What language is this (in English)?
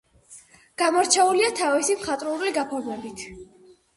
Georgian